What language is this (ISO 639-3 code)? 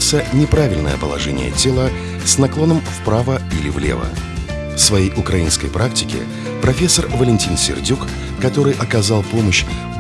rus